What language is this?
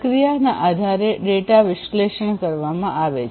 Gujarati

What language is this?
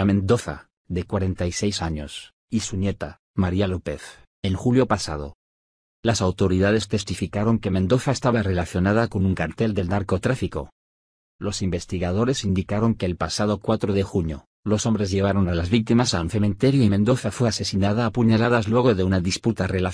Spanish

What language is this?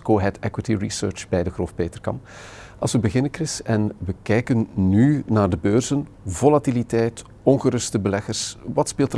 Dutch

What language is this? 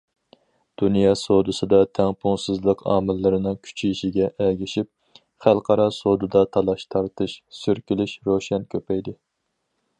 Uyghur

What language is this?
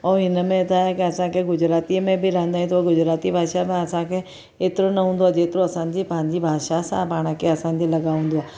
Sindhi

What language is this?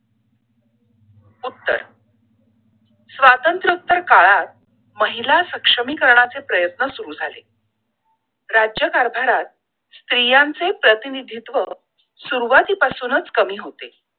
Marathi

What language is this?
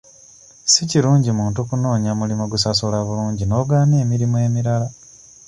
Ganda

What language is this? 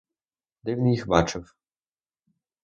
Ukrainian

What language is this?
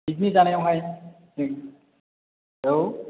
Bodo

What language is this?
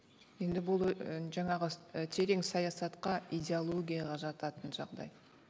Kazakh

